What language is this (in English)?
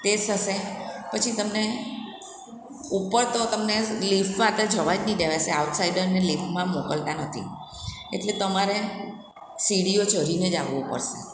Gujarati